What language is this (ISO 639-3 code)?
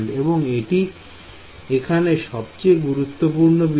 ben